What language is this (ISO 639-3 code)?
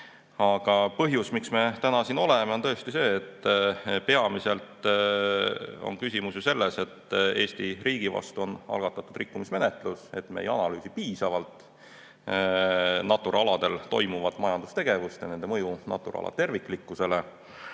est